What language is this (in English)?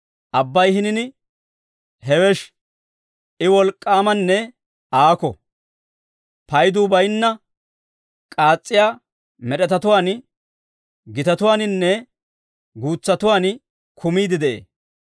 Dawro